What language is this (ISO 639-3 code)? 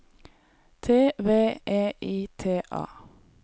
nor